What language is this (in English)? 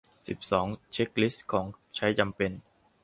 Thai